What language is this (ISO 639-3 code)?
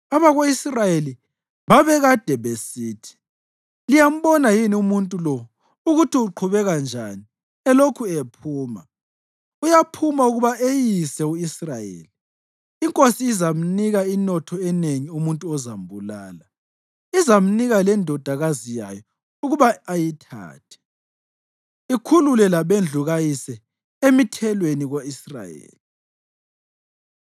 nde